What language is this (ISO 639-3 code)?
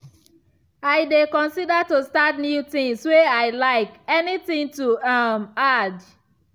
pcm